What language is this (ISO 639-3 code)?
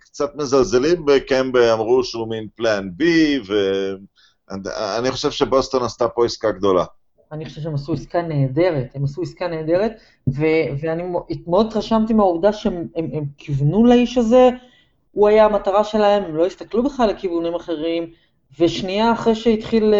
heb